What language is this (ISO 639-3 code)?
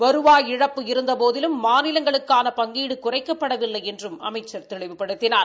tam